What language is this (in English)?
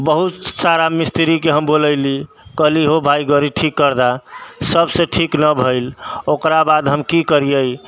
Maithili